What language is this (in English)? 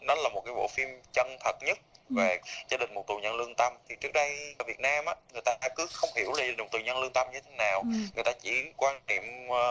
Vietnamese